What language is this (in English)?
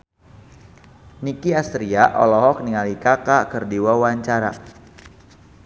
Sundanese